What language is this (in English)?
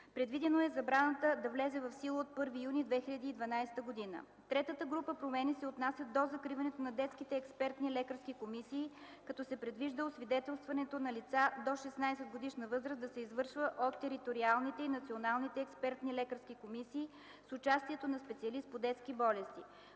Bulgarian